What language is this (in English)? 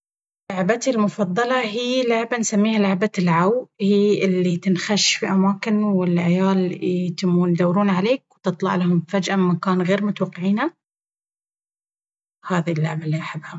Baharna Arabic